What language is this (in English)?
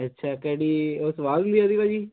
Punjabi